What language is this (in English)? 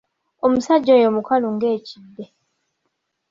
Ganda